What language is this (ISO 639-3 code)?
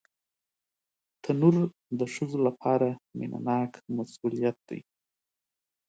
pus